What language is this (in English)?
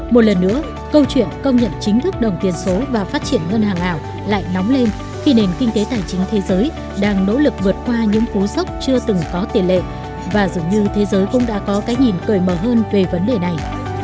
Vietnamese